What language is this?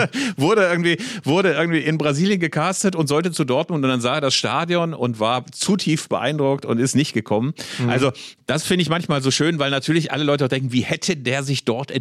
German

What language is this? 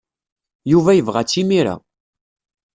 Kabyle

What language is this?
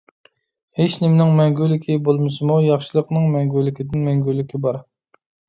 Uyghur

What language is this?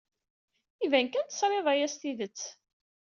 Kabyle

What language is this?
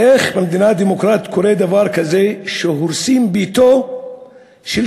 Hebrew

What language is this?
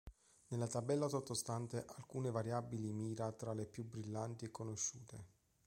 Italian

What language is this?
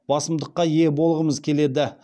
Kazakh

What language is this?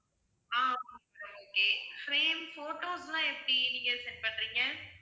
Tamil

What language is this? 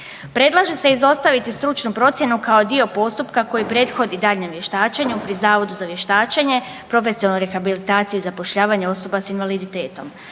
Croatian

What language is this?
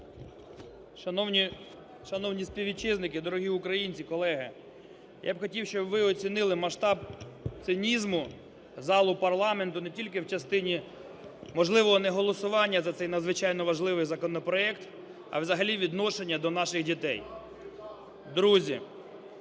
Ukrainian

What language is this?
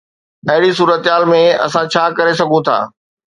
Sindhi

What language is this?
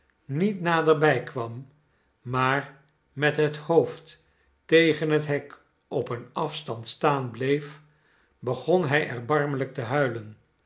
Dutch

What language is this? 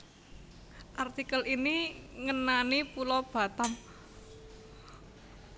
Javanese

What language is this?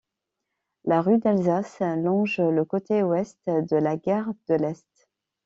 French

